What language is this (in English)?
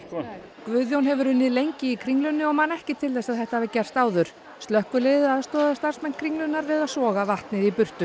Icelandic